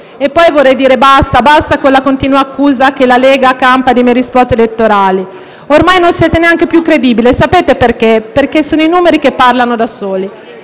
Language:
Italian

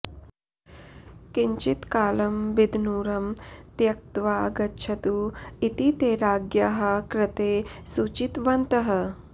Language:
Sanskrit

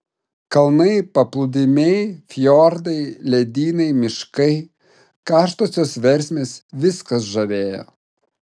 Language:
Lithuanian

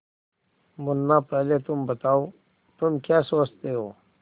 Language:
Hindi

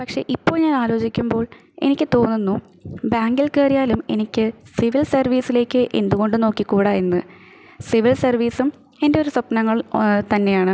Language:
Malayalam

